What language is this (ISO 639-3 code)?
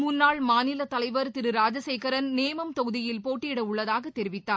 tam